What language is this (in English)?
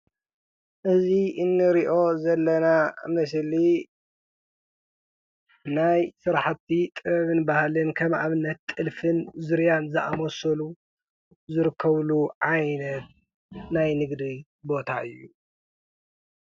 Tigrinya